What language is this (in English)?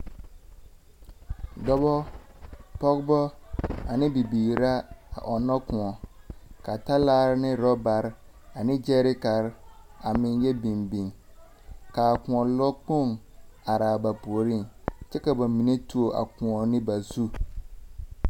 Southern Dagaare